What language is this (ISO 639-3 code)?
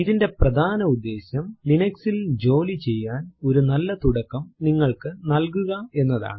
mal